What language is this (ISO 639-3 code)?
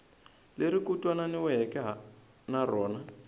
tso